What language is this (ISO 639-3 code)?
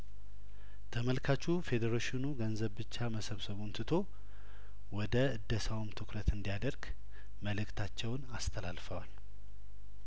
amh